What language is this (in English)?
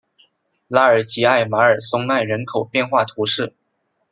Chinese